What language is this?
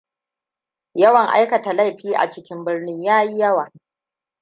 Hausa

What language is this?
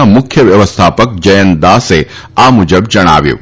Gujarati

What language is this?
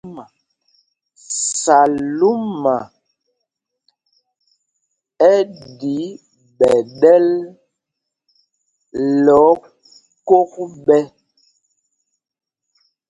Mpumpong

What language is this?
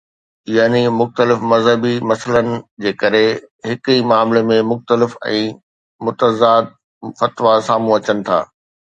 Sindhi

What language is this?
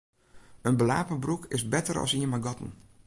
Western Frisian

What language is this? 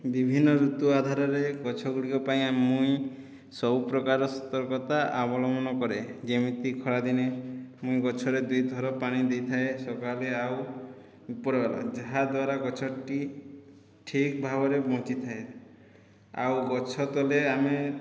Odia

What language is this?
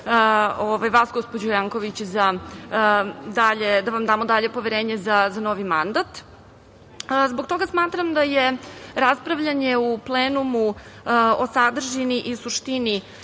Serbian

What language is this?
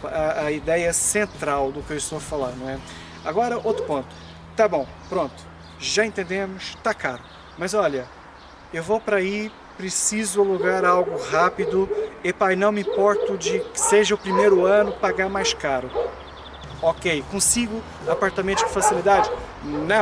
Portuguese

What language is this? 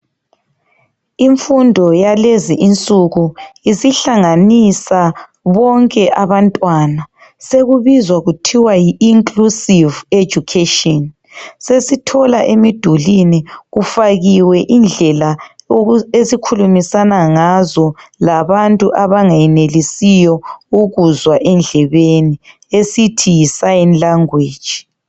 North Ndebele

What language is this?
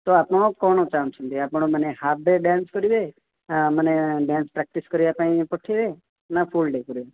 Odia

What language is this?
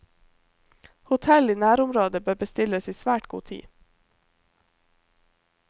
Norwegian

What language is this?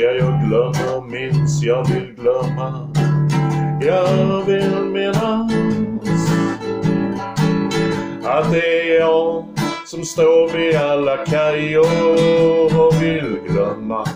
Russian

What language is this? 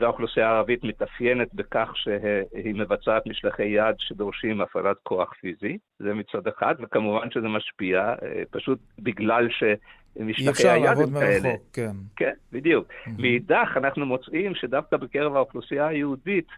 Hebrew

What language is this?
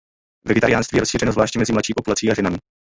Czech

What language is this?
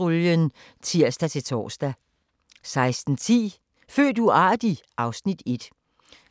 Danish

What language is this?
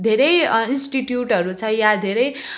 Nepali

